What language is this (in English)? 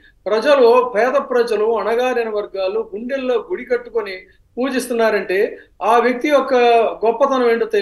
Telugu